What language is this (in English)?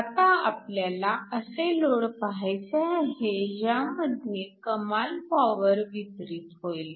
Marathi